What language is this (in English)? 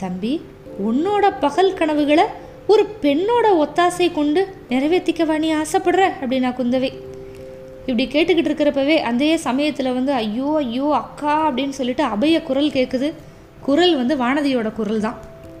Tamil